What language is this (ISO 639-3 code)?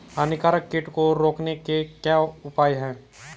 hin